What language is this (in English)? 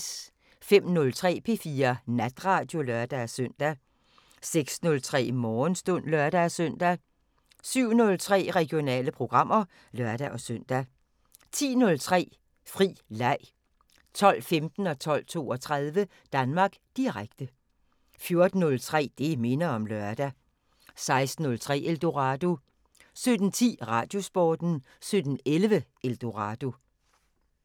Danish